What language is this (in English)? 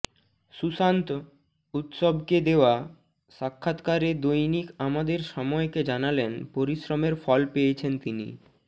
Bangla